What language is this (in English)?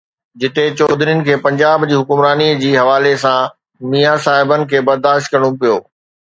Sindhi